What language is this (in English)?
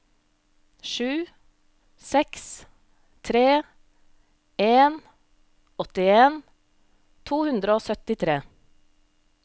Norwegian